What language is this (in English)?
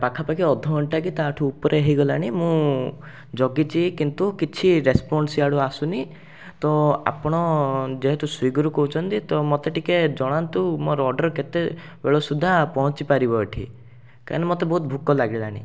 Odia